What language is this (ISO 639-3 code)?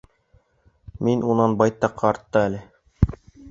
bak